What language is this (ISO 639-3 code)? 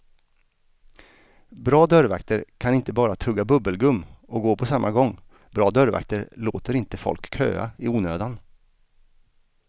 swe